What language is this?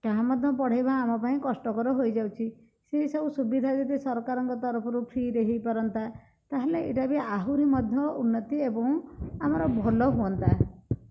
Odia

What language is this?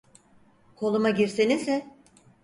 Turkish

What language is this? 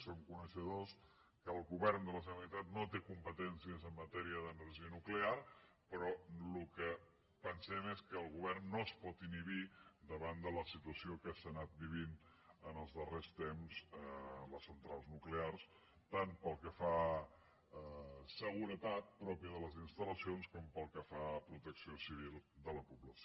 Catalan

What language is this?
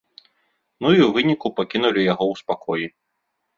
Belarusian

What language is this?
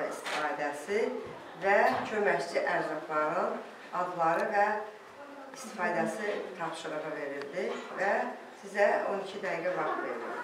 Turkish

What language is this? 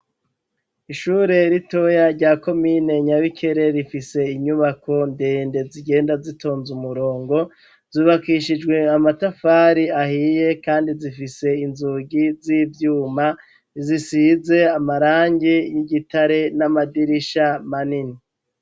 Rundi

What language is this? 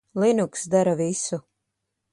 Latvian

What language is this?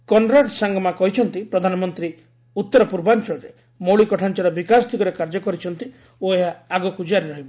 Odia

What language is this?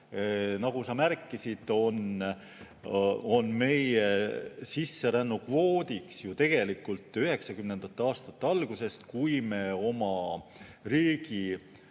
Estonian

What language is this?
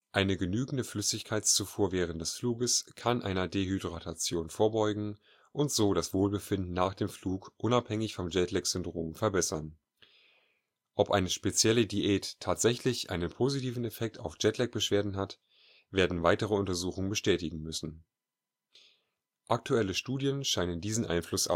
German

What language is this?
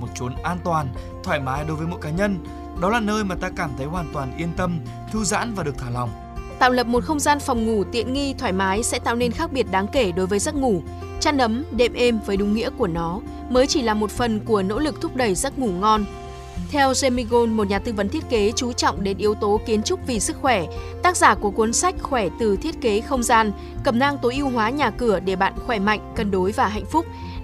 Vietnamese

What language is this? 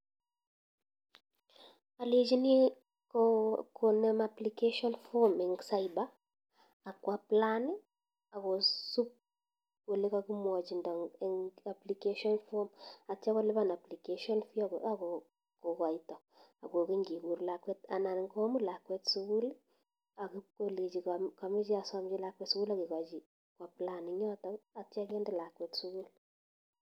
Kalenjin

